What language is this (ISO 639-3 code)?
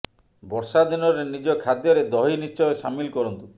ori